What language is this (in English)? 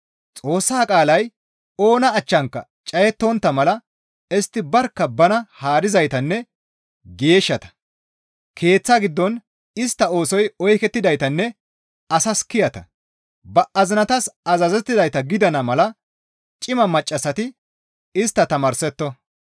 Gamo